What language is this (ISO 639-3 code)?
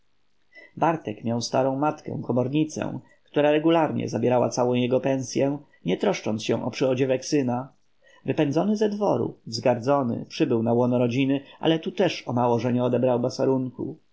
pol